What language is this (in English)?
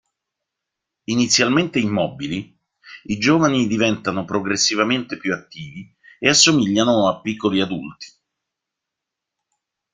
Italian